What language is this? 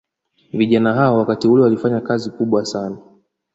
Swahili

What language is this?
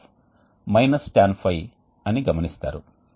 Telugu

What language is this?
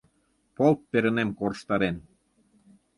Mari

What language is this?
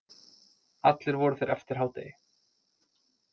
Icelandic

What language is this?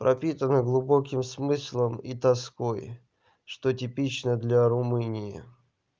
Russian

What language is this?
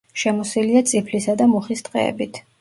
Georgian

